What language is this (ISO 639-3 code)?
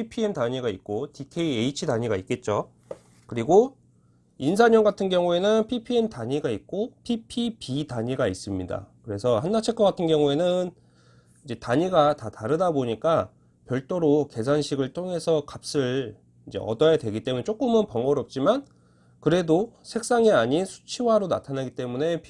kor